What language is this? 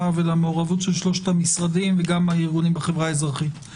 Hebrew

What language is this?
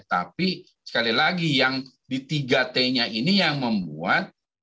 Indonesian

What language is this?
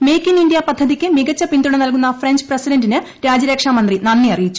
Malayalam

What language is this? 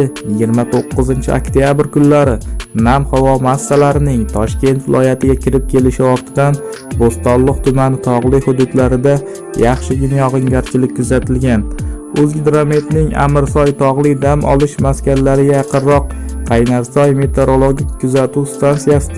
Turkish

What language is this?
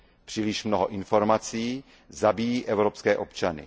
Czech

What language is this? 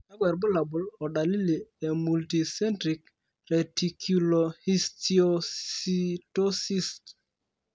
Masai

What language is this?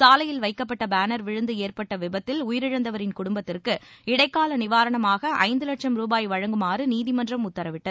Tamil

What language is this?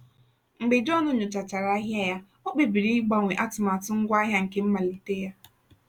Igbo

